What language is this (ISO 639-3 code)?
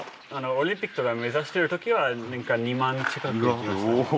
jpn